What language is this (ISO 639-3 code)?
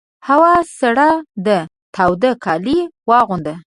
pus